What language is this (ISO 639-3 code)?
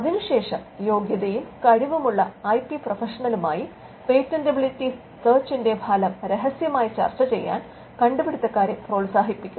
mal